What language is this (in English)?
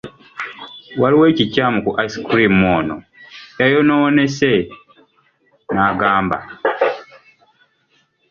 Ganda